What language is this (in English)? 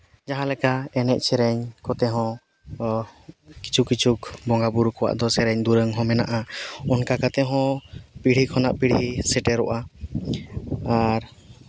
Santali